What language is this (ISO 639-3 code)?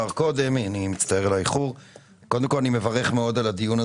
heb